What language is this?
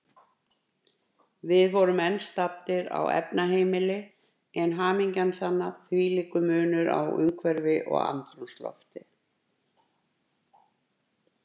Icelandic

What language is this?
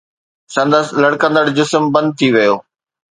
Sindhi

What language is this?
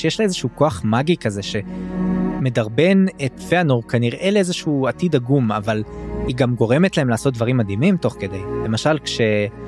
Hebrew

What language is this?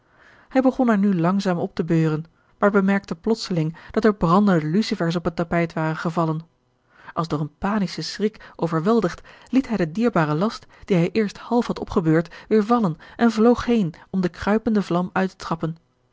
Dutch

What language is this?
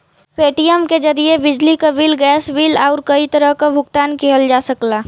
Bhojpuri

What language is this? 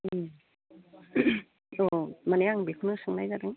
Bodo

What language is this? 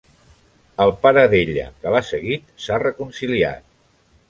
Catalan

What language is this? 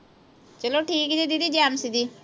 Punjabi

